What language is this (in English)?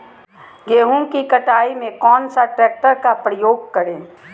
Magahi